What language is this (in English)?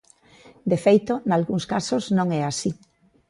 Galician